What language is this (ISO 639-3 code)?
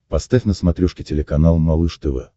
rus